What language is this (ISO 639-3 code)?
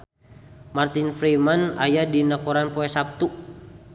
sun